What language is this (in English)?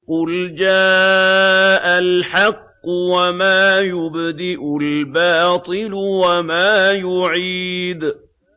Arabic